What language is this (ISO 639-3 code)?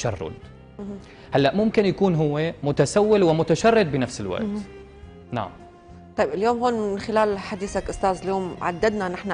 ara